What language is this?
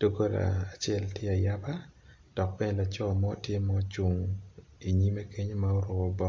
Acoli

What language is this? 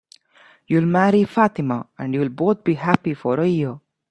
English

